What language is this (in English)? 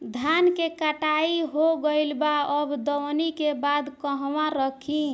Bhojpuri